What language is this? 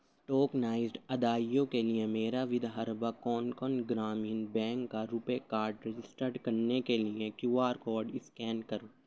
Urdu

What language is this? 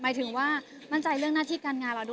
Thai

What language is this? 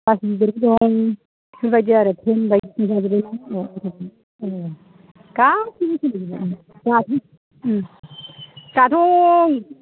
Bodo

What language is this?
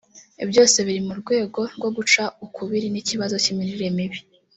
Kinyarwanda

